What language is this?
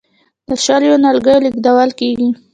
Pashto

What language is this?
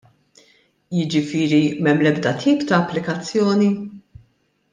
Maltese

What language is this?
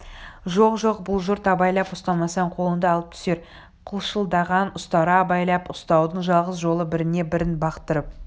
Kazakh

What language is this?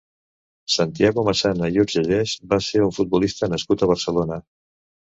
Catalan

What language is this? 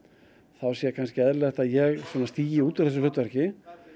Icelandic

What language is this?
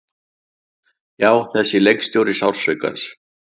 Icelandic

